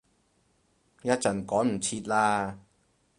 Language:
Cantonese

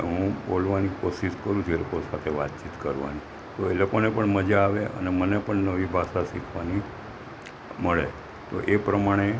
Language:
Gujarati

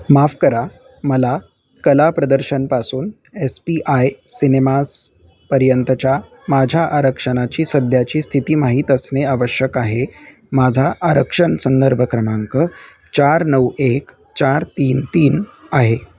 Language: Marathi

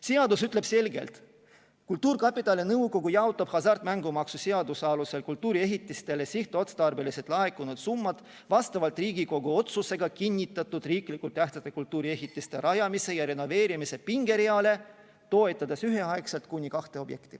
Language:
Estonian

